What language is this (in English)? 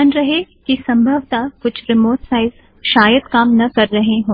Hindi